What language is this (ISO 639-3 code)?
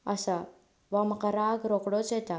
kok